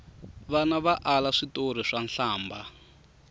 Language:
Tsonga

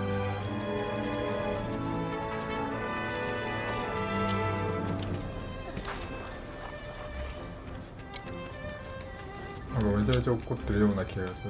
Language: Japanese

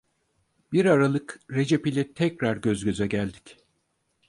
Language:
Turkish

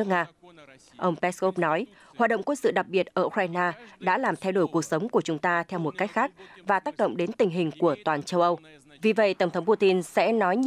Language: Vietnamese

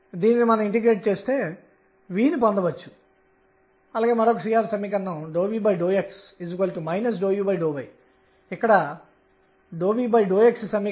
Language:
Telugu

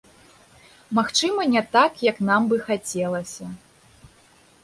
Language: Belarusian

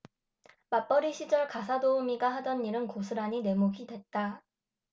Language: Korean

